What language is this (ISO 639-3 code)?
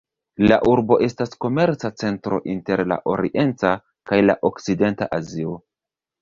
epo